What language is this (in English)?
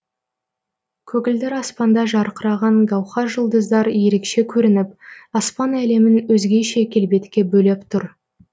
Kazakh